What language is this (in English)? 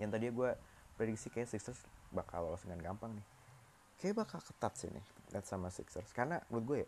Indonesian